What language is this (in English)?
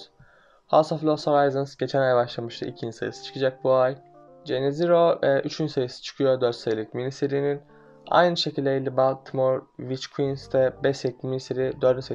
Turkish